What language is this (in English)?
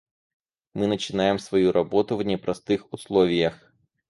Russian